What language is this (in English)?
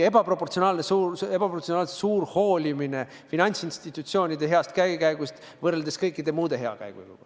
Estonian